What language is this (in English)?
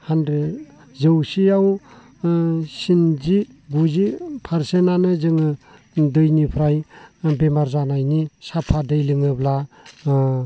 Bodo